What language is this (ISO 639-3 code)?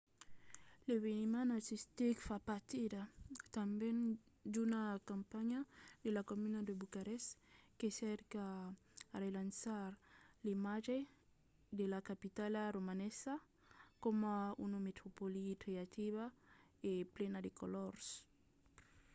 oci